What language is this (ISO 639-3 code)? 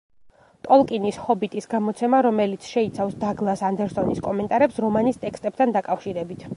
kat